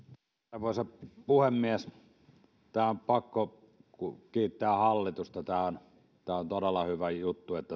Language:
Finnish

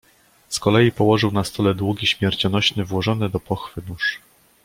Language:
Polish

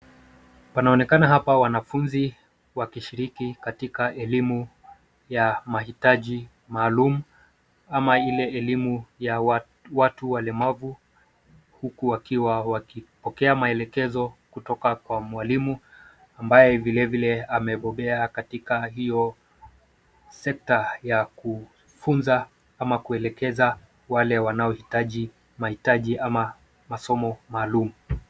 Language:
Swahili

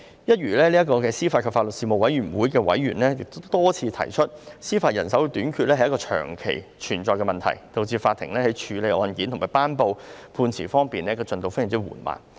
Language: Cantonese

